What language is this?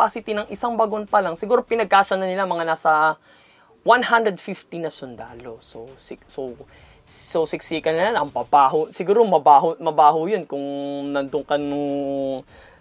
Filipino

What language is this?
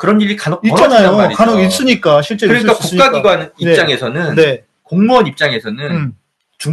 Korean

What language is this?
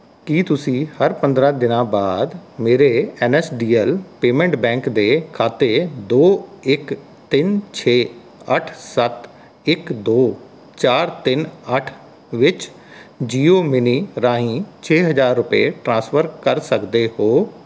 Punjabi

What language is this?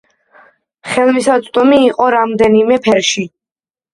Georgian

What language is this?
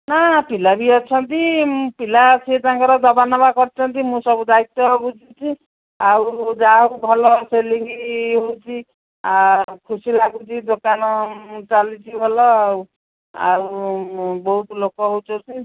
Odia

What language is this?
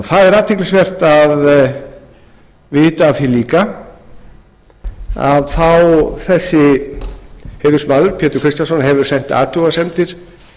Icelandic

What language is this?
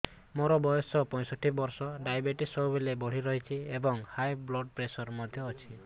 Odia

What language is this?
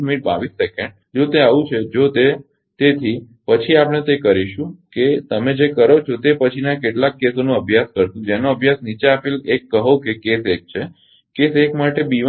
Gujarati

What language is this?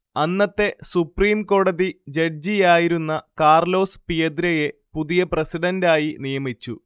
Malayalam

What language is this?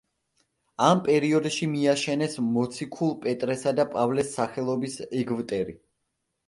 Georgian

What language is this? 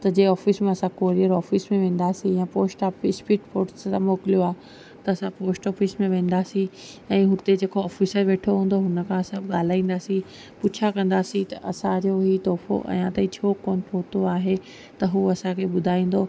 Sindhi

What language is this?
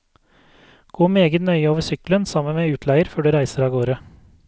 Norwegian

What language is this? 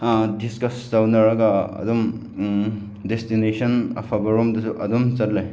Manipuri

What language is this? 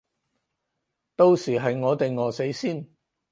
Cantonese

